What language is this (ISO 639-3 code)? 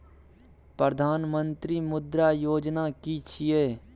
mai